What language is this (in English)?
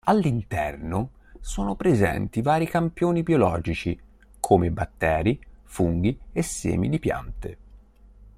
Italian